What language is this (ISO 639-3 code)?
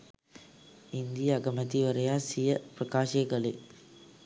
sin